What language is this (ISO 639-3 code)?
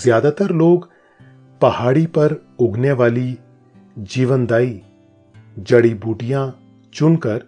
hin